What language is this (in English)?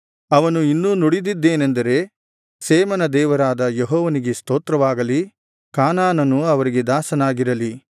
Kannada